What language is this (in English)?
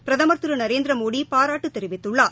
Tamil